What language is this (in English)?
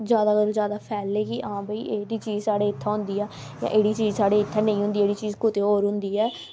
Dogri